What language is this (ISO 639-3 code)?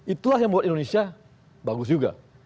ind